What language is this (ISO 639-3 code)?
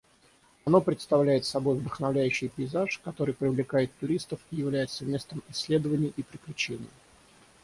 rus